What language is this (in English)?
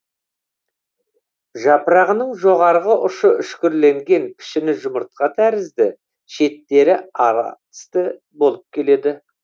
Kazakh